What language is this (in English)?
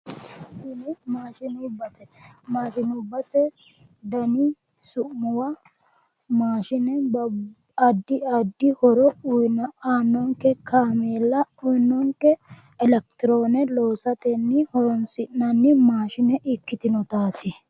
Sidamo